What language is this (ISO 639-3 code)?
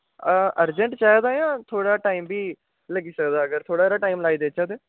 doi